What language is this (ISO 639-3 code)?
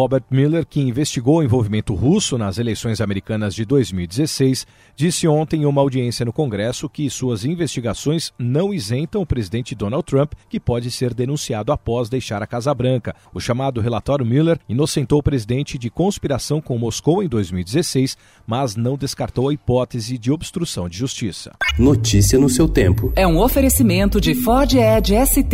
por